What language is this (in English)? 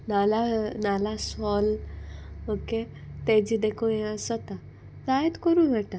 Konkani